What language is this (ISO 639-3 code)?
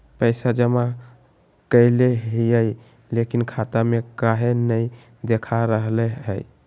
mag